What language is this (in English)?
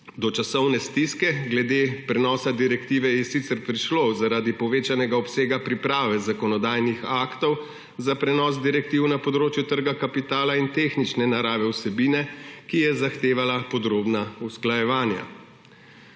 Slovenian